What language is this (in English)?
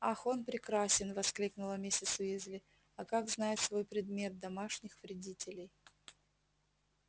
Russian